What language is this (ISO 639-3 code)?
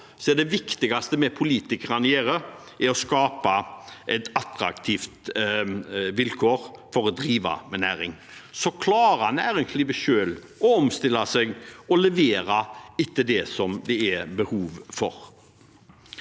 nor